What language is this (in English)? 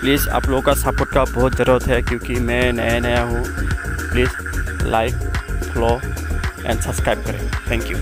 Hindi